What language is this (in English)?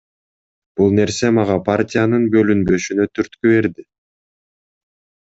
Kyrgyz